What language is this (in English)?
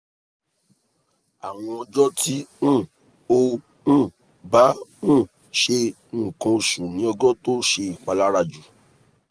Yoruba